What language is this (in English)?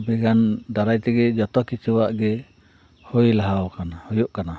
Santali